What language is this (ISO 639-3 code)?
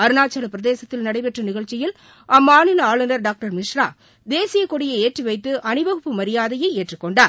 tam